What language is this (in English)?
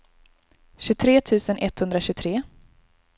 Swedish